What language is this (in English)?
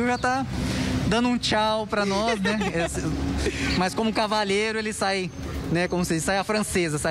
Portuguese